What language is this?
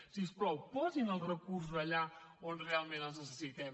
Catalan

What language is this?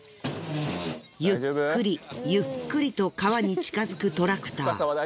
Japanese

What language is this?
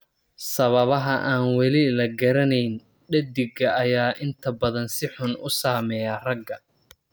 Somali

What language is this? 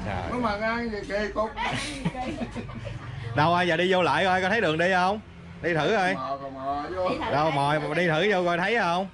Vietnamese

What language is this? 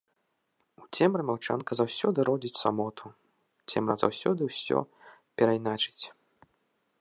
Belarusian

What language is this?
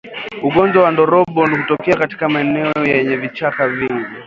Swahili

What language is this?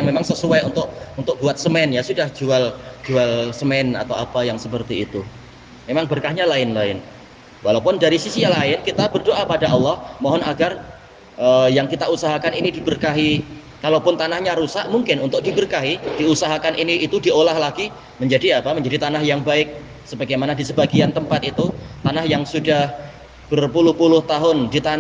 Indonesian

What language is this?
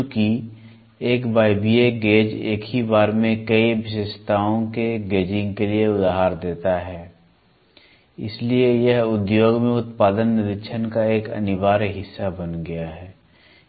Hindi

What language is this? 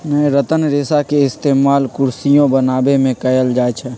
Magahi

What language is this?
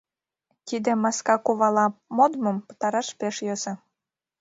Mari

